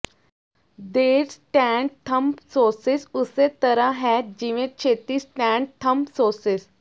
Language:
Punjabi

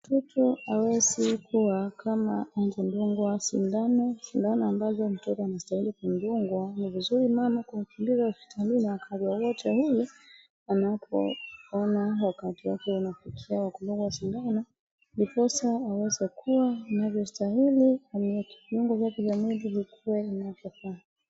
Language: Swahili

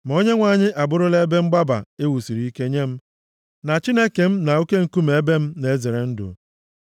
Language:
Igbo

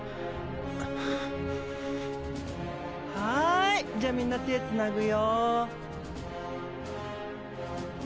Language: Japanese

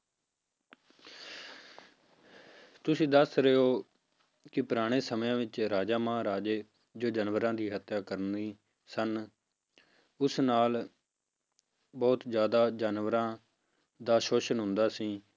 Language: Punjabi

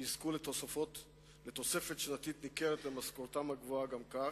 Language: Hebrew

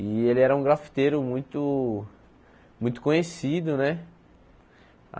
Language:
Portuguese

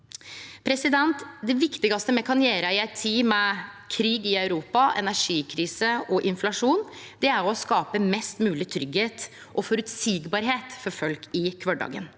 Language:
Norwegian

